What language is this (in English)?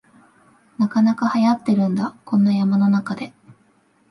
Japanese